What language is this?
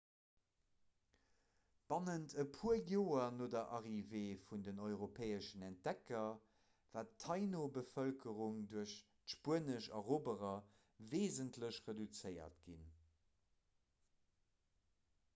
Luxembourgish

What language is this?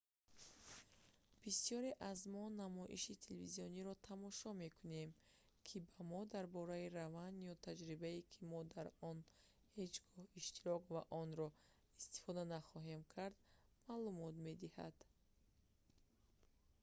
Tajik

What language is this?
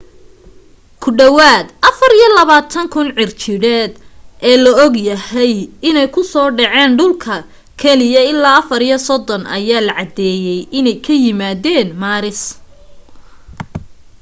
Somali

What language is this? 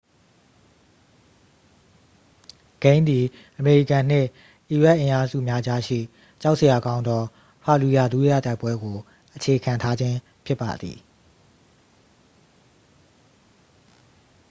Burmese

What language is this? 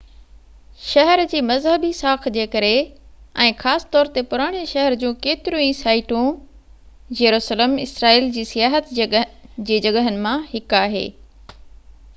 Sindhi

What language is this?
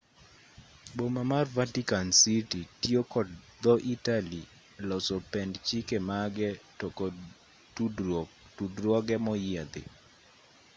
Luo (Kenya and Tanzania)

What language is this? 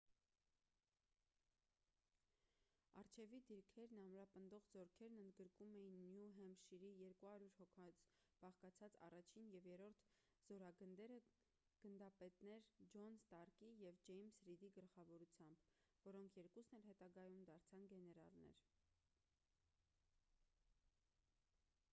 Armenian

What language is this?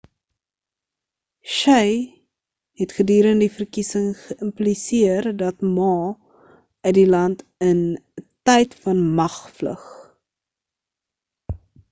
Afrikaans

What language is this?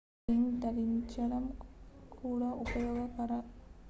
Telugu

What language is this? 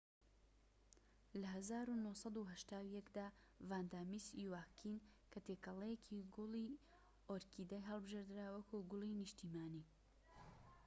Central Kurdish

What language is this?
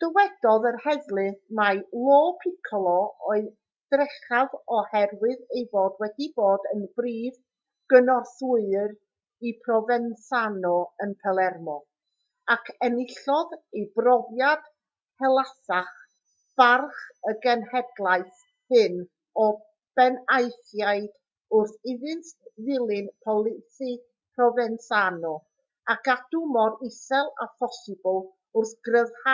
Welsh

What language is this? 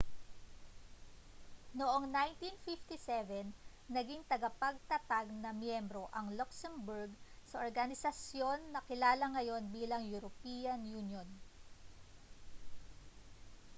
Filipino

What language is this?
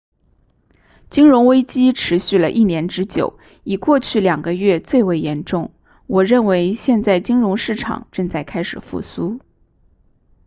Chinese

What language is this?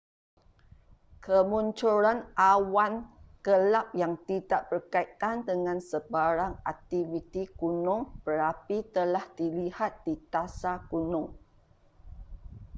Malay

